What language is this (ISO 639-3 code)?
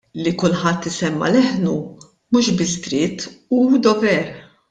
mlt